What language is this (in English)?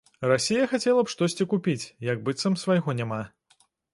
Belarusian